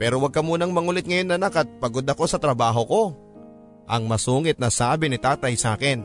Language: Filipino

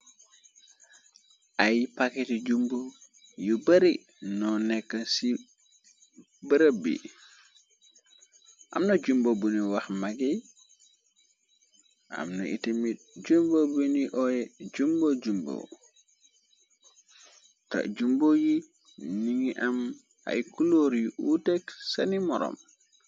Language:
Wolof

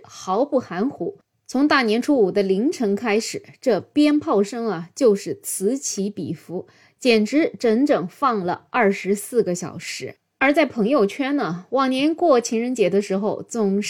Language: Chinese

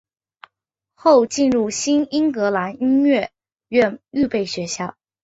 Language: Chinese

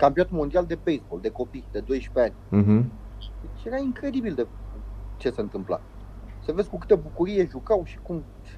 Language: Romanian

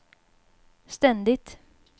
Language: Swedish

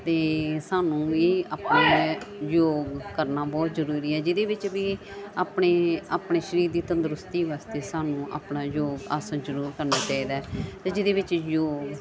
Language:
Punjabi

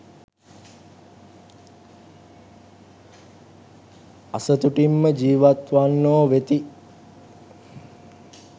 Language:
Sinhala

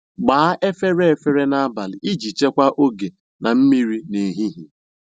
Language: Igbo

